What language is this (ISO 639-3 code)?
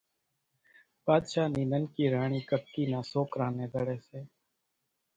gjk